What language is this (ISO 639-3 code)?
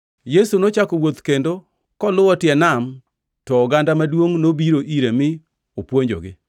luo